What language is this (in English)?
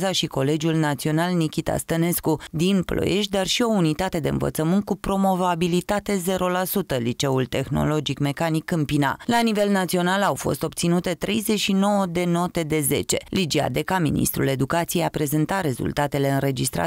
Romanian